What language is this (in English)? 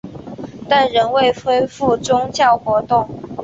Chinese